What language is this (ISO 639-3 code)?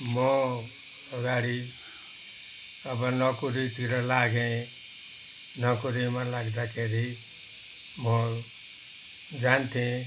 nep